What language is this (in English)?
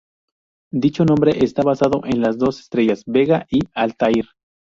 Spanish